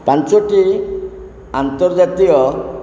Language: Odia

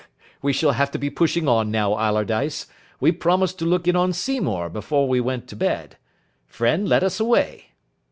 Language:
English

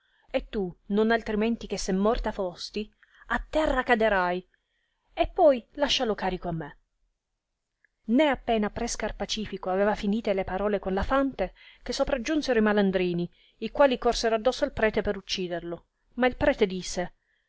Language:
Italian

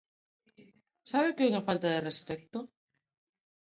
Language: Galician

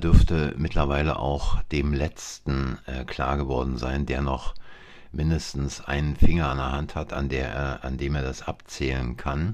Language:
German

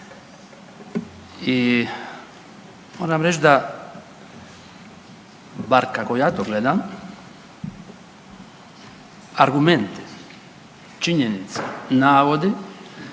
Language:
Croatian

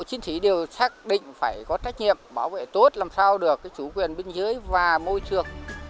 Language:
Vietnamese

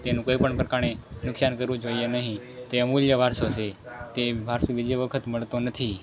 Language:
Gujarati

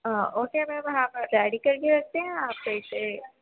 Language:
Urdu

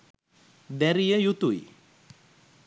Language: Sinhala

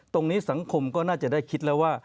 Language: Thai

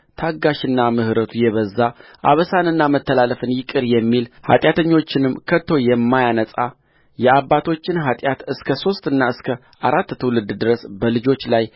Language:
Amharic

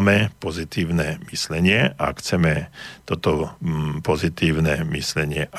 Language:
Slovak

